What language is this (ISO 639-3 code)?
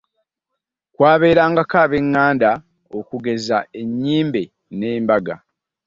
lug